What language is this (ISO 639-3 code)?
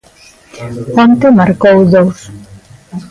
glg